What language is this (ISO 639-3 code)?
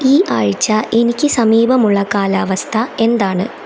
mal